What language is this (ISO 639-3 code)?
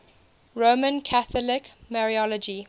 eng